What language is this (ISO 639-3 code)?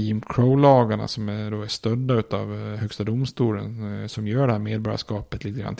swe